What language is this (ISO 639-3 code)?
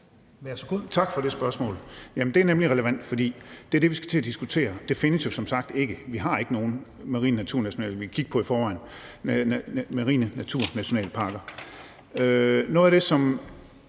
dan